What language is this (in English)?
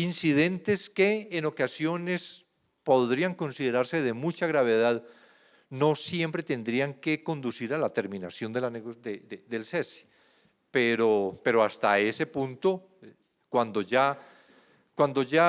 Spanish